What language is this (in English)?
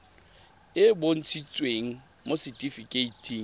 Tswana